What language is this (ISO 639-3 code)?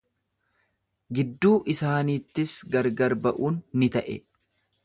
orm